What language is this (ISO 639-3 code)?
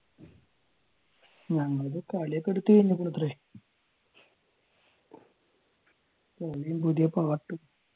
mal